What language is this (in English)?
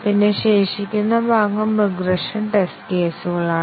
Malayalam